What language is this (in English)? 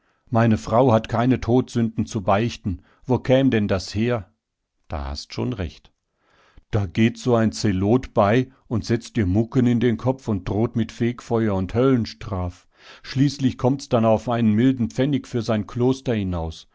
German